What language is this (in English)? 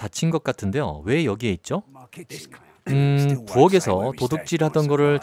Korean